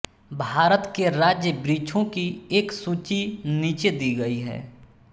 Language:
Hindi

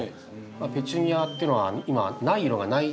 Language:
Japanese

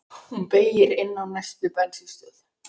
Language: Icelandic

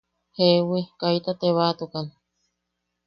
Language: Yaqui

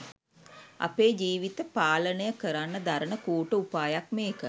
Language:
Sinhala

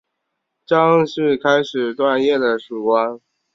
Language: Chinese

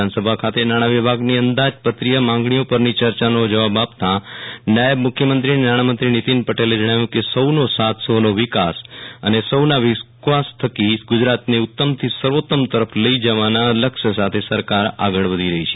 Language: Gujarati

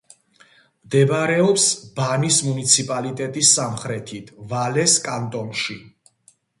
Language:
Georgian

